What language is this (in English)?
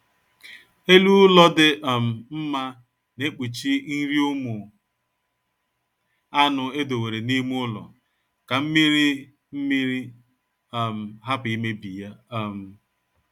Igbo